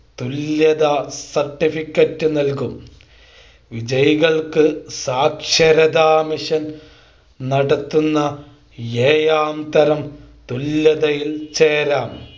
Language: Malayalam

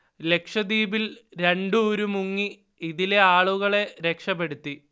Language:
Malayalam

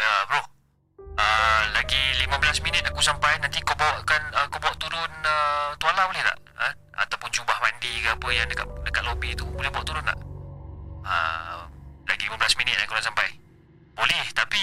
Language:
Malay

